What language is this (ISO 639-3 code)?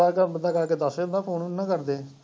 pan